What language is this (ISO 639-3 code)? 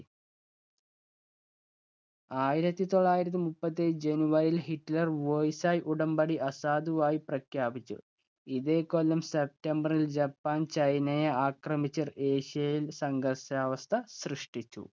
mal